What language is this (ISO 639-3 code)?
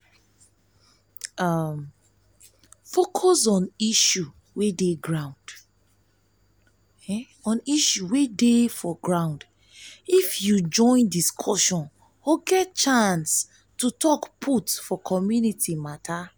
pcm